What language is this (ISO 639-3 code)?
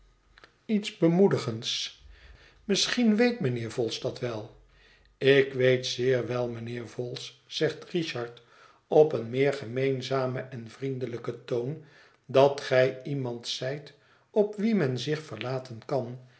nld